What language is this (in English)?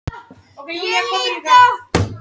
Icelandic